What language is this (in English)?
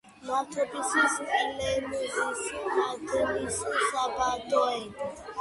Georgian